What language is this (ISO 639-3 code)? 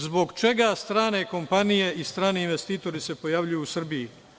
srp